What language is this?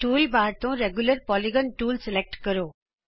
Punjabi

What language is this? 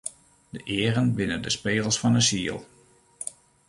Western Frisian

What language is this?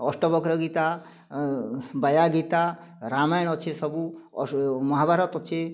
Odia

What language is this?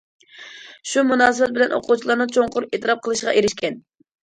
Uyghur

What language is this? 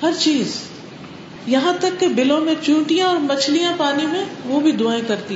Urdu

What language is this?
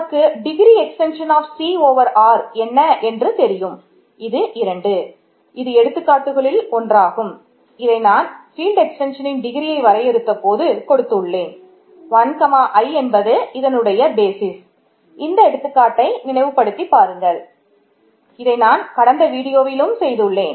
Tamil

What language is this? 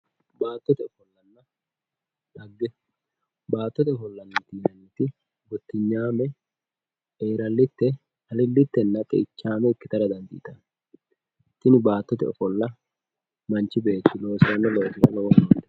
Sidamo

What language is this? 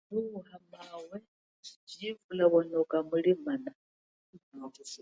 Chokwe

